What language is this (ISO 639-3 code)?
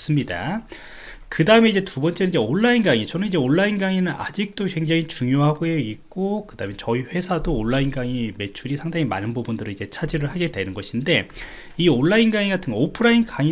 kor